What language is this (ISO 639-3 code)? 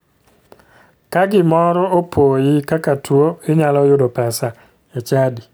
luo